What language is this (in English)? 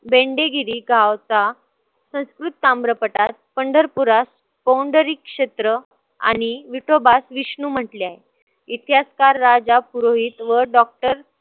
Marathi